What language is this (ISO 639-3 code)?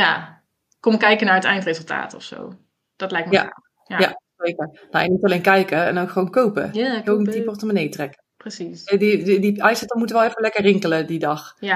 nld